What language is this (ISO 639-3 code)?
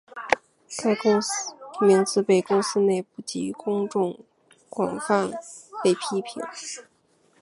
zho